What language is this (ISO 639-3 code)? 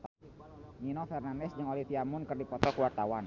sun